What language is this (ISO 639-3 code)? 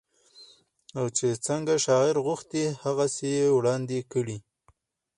pus